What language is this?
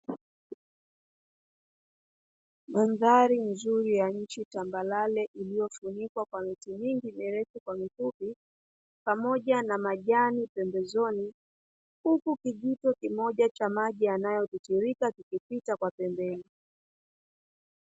Swahili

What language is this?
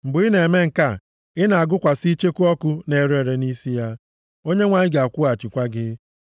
Igbo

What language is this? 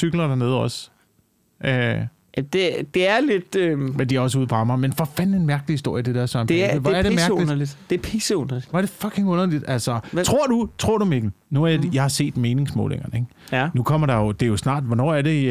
Danish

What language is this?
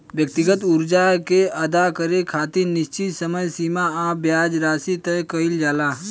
Bhojpuri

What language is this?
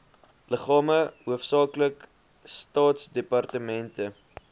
Afrikaans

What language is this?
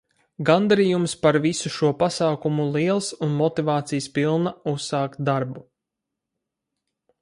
Latvian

